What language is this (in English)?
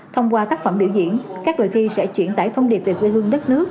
Vietnamese